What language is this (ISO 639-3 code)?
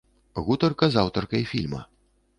bel